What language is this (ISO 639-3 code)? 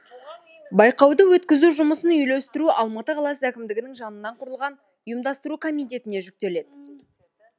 kaz